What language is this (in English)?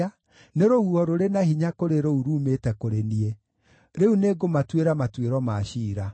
Kikuyu